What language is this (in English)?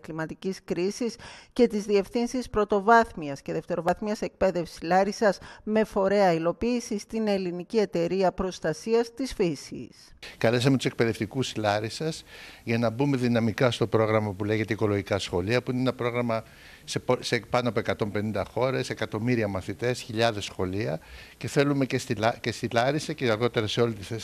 Greek